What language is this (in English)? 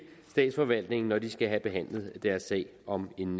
Danish